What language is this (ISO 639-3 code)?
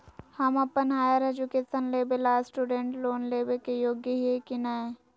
mag